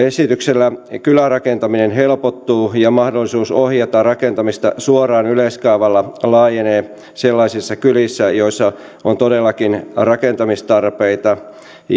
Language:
Finnish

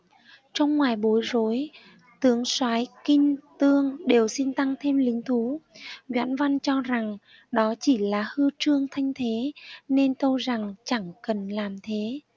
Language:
Vietnamese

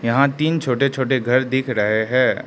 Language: Hindi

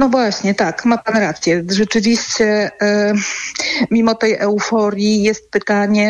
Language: Polish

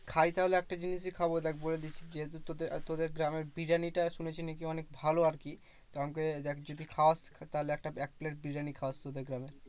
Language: Bangla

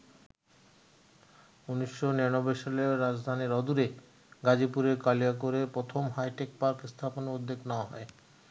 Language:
Bangla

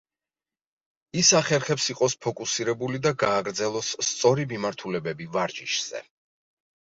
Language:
Georgian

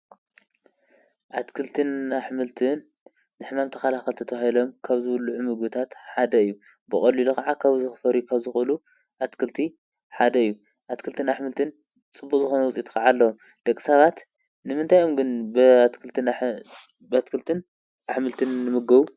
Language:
Tigrinya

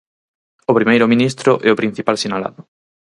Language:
Galician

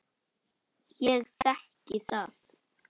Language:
Icelandic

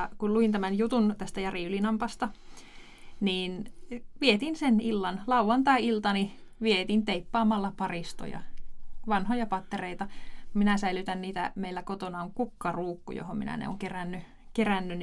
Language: Finnish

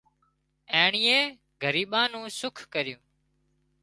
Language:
Wadiyara Koli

